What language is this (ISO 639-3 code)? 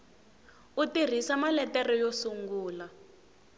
tso